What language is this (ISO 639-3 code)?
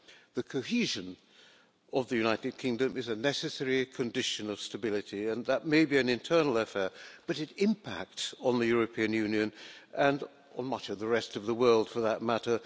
eng